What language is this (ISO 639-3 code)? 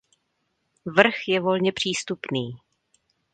ces